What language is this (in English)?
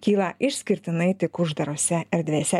Lithuanian